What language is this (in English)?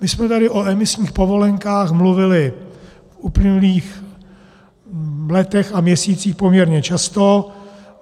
Czech